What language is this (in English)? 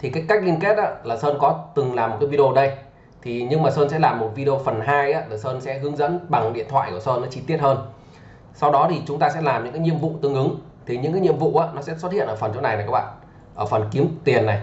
Vietnamese